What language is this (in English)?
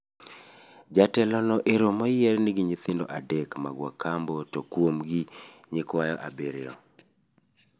Luo (Kenya and Tanzania)